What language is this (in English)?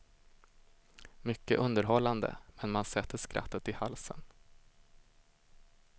Swedish